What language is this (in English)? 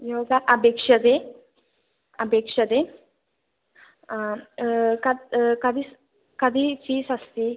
Sanskrit